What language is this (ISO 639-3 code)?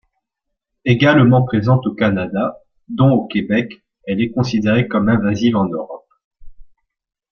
fra